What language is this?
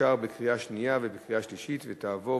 Hebrew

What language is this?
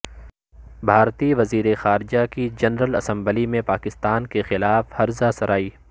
Urdu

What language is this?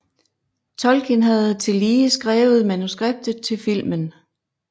Danish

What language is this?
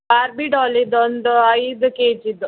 Kannada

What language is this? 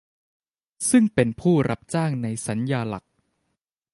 Thai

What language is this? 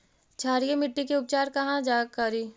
Magahi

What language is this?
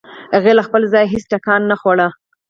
Pashto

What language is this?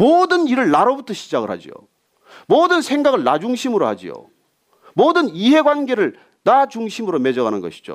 Korean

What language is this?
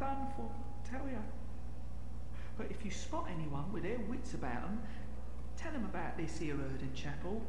Japanese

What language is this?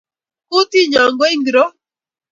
Kalenjin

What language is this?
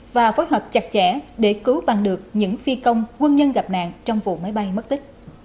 Vietnamese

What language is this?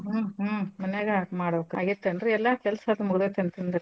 Kannada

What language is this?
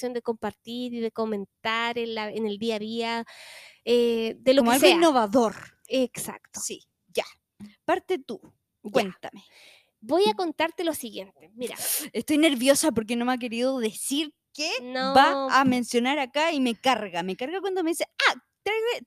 Spanish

